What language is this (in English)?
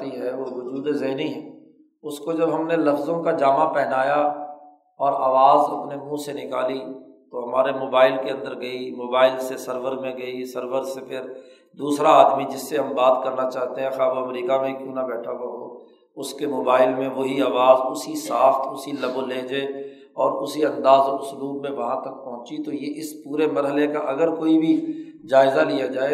Urdu